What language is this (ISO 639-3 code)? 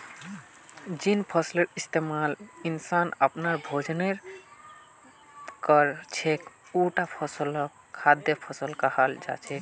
mag